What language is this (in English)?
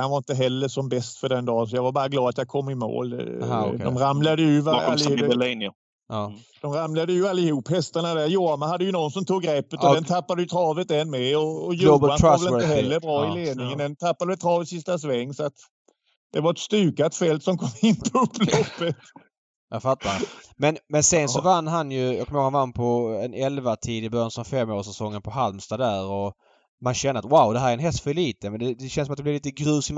Swedish